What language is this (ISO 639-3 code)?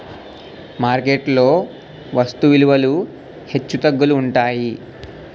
tel